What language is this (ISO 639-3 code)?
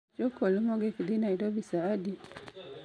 luo